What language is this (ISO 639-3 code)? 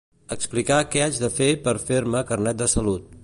cat